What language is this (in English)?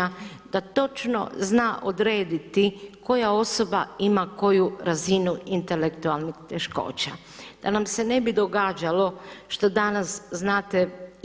Croatian